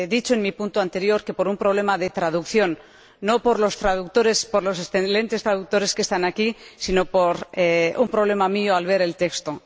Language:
Spanish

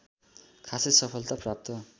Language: Nepali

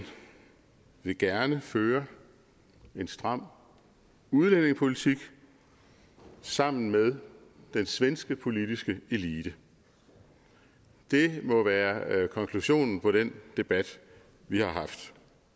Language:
Danish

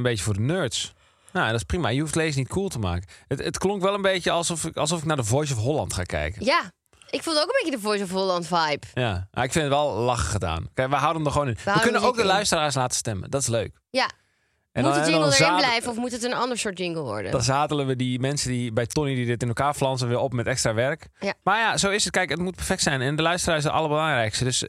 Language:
Dutch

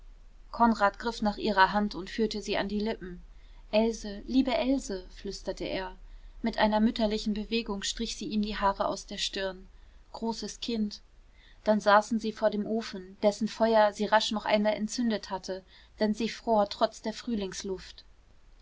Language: German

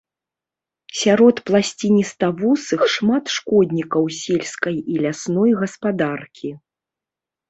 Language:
Belarusian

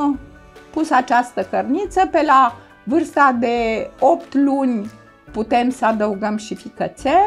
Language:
Romanian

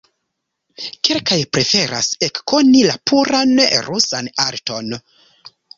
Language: Esperanto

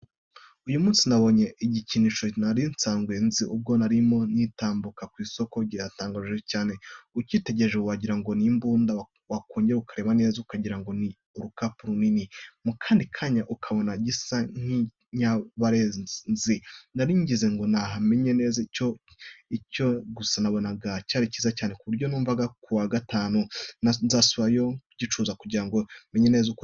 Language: Kinyarwanda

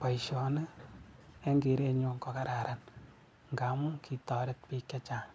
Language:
Kalenjin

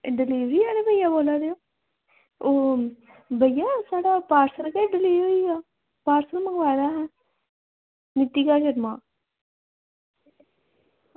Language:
Dogri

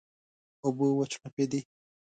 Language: Pashto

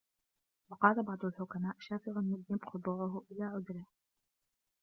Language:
Arabic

